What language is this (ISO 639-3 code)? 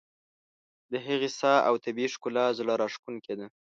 pus